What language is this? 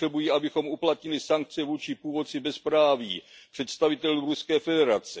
Czech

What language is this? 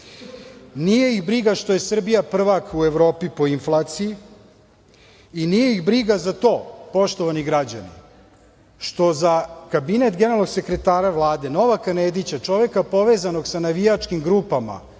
Serbian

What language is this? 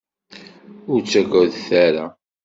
Kabyle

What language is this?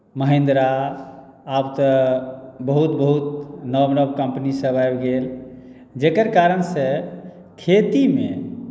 Maithili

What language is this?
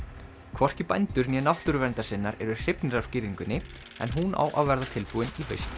Icelandic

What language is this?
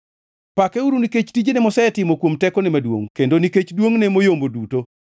Luo (Kenya and Tanzania)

